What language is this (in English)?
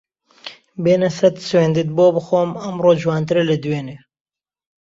Central Kurdish